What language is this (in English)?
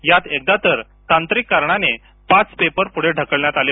Marathi